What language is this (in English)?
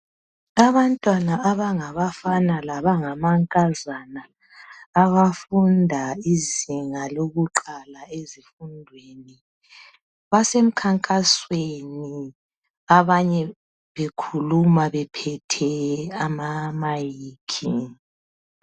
North Ndebele